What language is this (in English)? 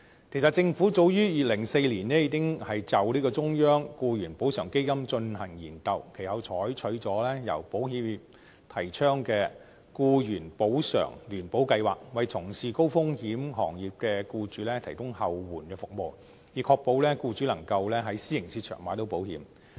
Cantonese